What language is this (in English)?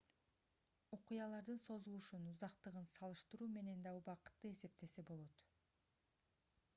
Kyrgyz